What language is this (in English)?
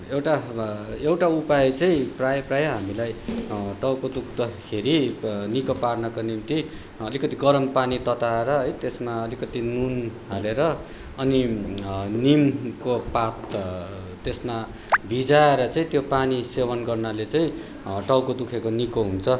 Nepali